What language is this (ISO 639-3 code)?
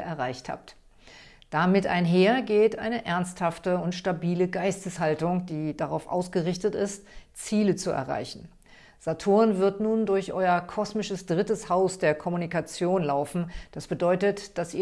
deu